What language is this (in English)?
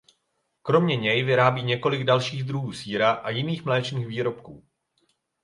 Czech